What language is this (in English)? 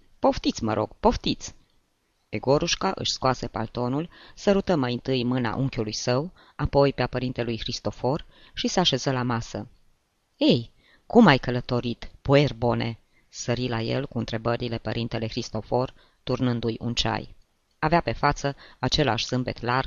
Romanian